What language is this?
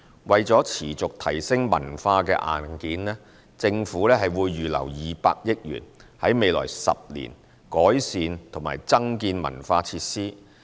Cantonese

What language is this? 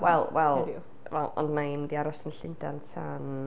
Welsh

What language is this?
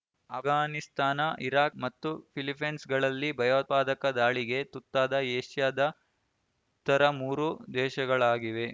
Kannada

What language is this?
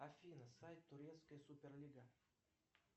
Russian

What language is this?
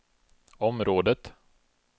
Swedish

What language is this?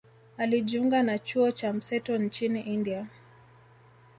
Swahili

